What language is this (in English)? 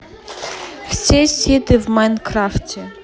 Russian